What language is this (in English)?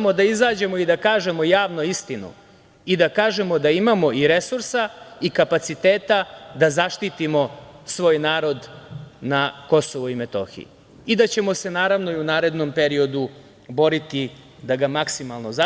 Serbian